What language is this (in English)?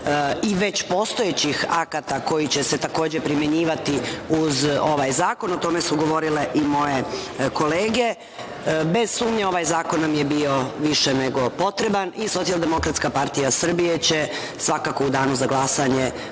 Serbian